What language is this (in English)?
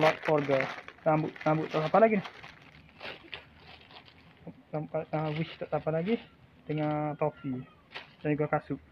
Malay